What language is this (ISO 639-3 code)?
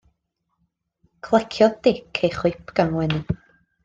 cym